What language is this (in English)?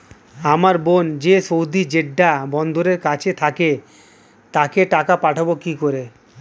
Bangla